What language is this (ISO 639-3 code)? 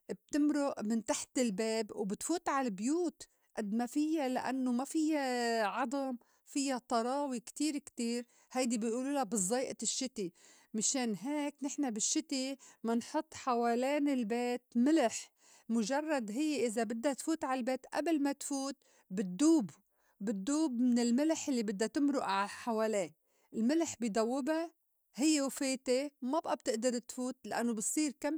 apc